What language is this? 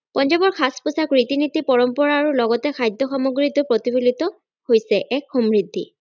Assamese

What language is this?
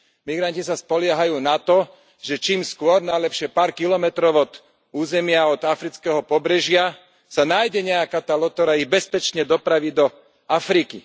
Slovak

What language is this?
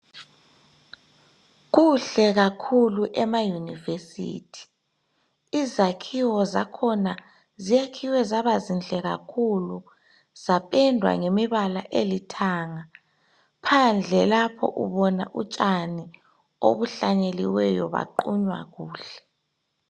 North Ndebele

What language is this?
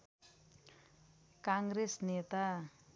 Nepali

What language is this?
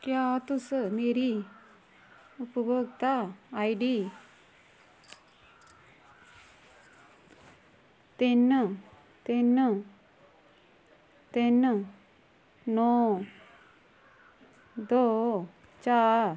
Dogri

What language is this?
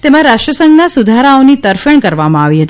Gujarati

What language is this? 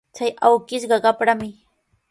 Sihuas Ancash Quechua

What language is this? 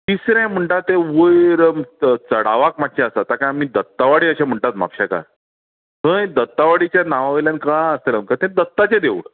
Konkani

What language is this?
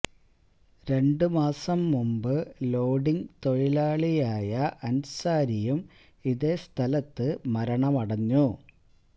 Malayalam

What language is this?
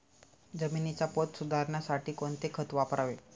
Marathi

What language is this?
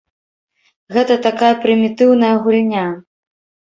Belarusian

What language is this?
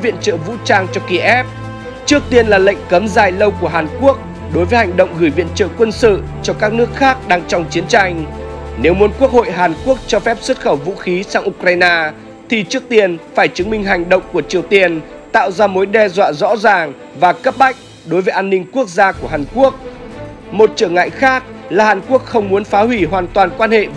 Vietnamese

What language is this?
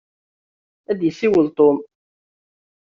Kabyle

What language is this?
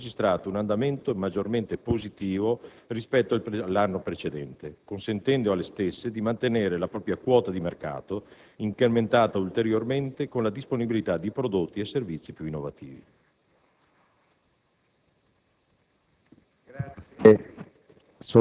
Italian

